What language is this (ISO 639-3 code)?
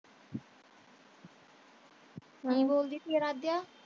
pan